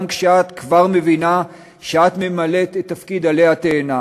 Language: Hebrew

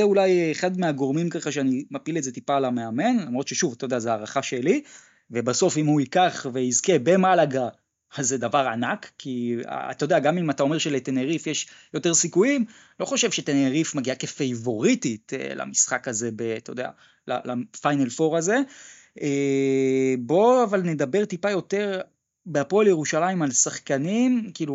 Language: Hebrew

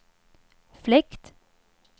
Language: Swedish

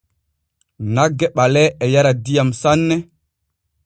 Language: Borgu Fulfulde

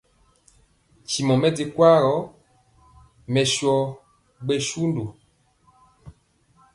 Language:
Mpiemo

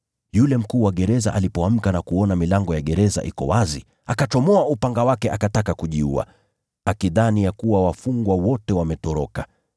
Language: Swahili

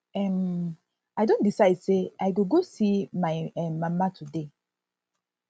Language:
Nigerian Pidgin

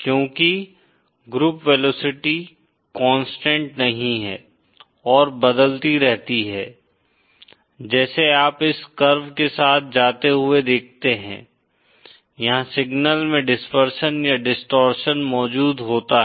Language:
Hindi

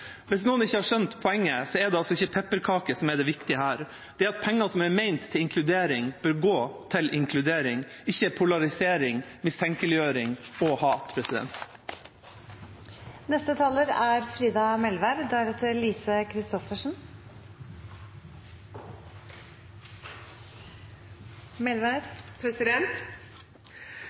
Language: Norwegian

